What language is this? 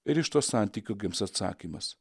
Lithuanian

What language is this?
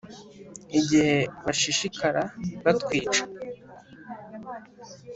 Kinyarwanda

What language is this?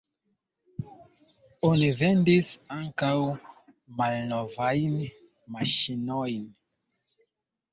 Esperanto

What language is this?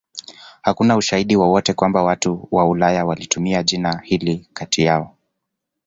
Swahili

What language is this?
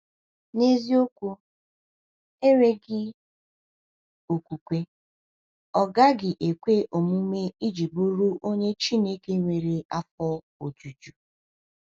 Igbo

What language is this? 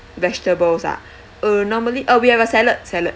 English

